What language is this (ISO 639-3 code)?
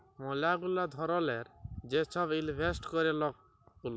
ben